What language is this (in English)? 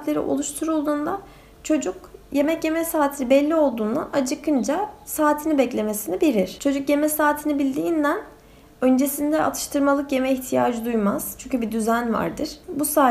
Turkish